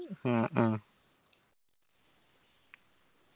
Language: Malayalam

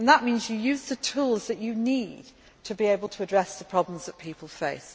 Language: English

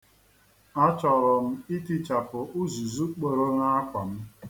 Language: Igbo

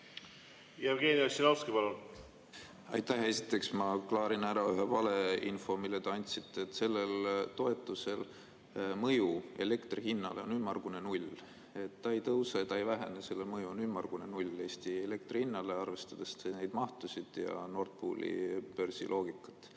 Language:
Estonian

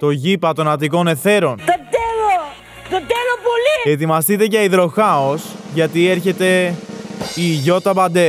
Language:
Greek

